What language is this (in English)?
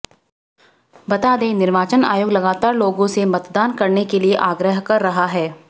Hindi